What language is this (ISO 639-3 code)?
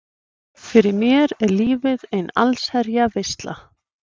isl